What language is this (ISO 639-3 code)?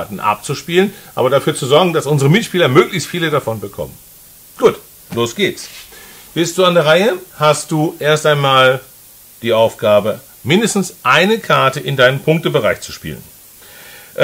deu